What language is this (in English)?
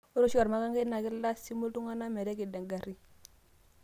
Masai